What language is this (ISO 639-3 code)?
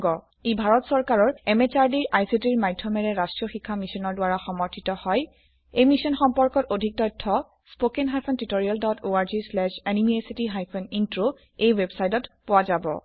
asm